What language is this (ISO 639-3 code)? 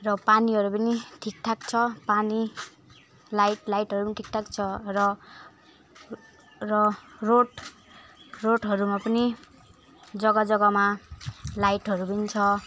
nep